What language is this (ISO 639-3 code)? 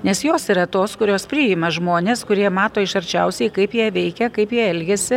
lit